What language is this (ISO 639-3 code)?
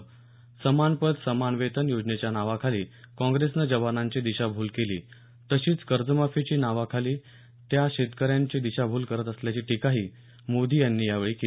mar